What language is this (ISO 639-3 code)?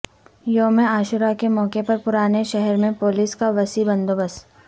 urd